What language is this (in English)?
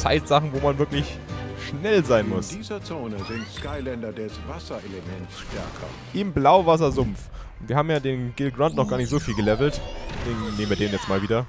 German